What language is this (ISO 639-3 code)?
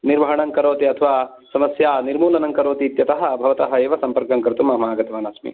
san